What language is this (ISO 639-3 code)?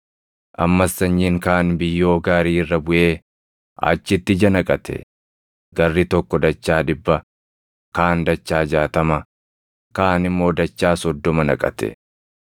orm